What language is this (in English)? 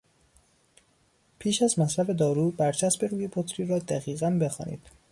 Persian